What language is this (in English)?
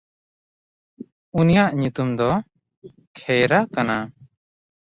Santali